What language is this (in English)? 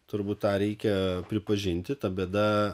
Lithuanian